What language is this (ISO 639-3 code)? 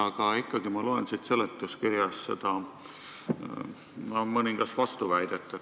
est